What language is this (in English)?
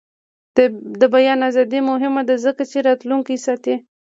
Pashto